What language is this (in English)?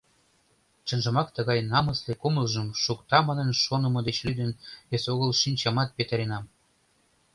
Mari